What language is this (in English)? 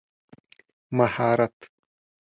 Pashto